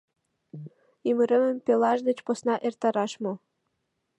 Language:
Mari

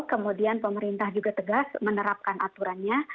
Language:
Indonesian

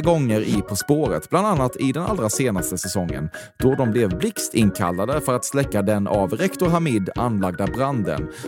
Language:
Swedish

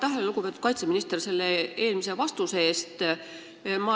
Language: Estonian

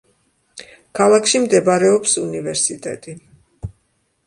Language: Georgian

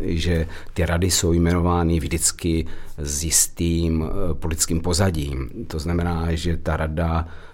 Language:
Czech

